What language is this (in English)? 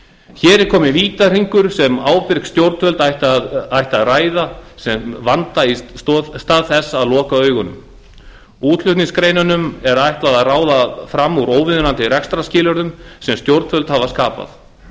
Icelandic